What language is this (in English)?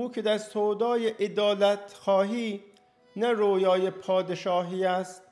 Persian